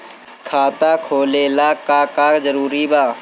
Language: Bhojpuri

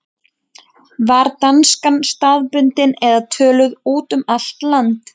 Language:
Icelandic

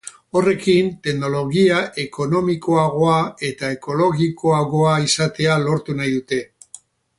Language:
Basque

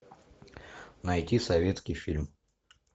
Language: Russian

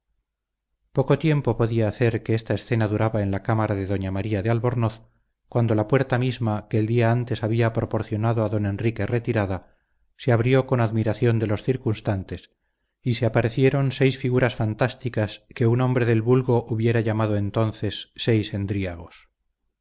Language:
Spanish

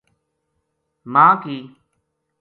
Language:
Gujari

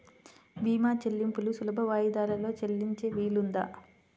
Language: Telugu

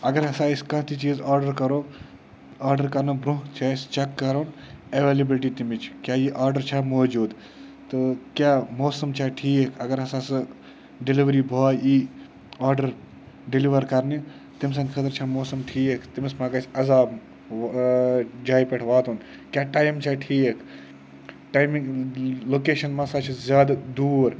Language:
Kashmiri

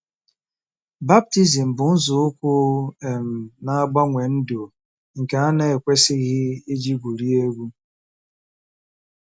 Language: Igbo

